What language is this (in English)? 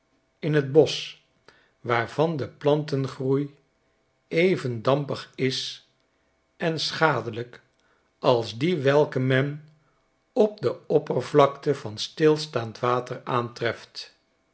Dutch